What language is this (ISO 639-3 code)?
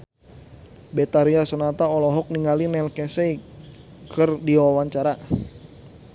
sun